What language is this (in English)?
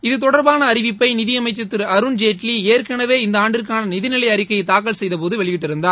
Tamil